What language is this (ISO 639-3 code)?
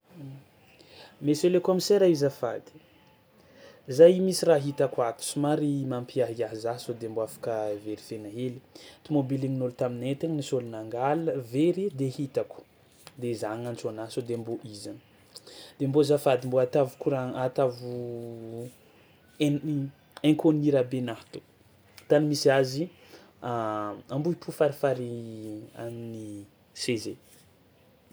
xmw